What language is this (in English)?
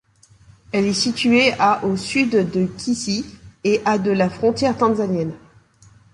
French